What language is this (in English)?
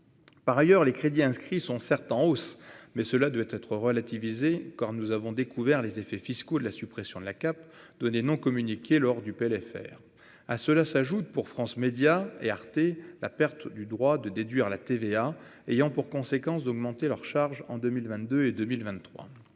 French